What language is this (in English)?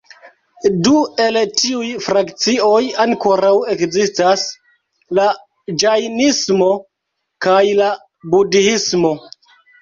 Esperanto